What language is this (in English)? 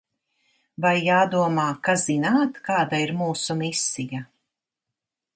Latvian